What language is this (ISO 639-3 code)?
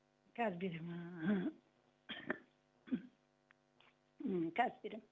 kaz